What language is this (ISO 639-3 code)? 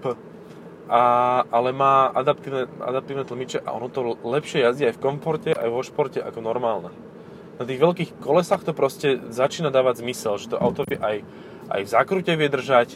slk